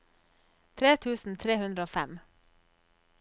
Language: Norwegian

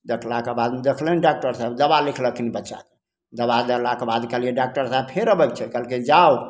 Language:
Maithili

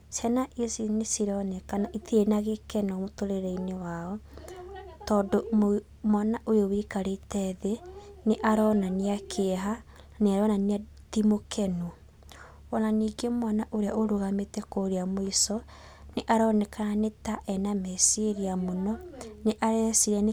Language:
Kikuyu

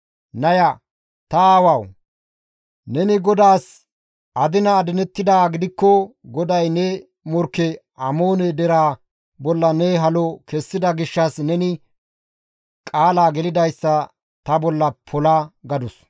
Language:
Gamo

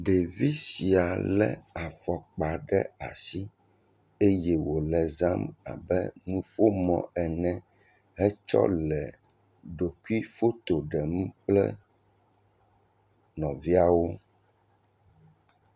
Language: Ewe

